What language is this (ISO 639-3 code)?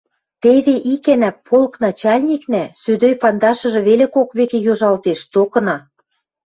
mrj